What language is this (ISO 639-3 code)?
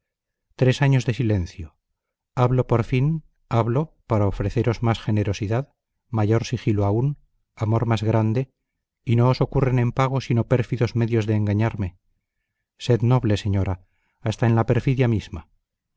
spa